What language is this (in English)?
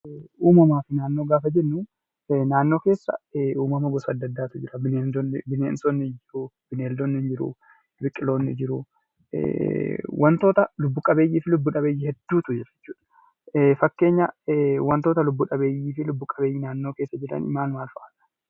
Oromo